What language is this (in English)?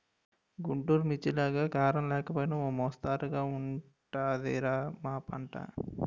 Telugu